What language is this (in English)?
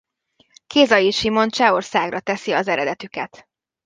Hungarian